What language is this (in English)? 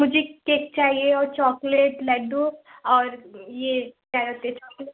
Hindi